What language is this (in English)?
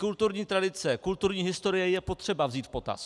Czech